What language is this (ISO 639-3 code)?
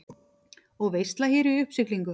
isl